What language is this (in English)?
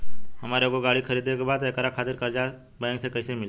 Bhojpuri